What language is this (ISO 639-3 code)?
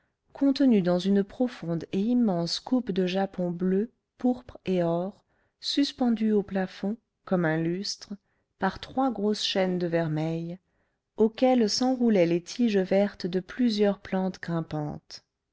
fra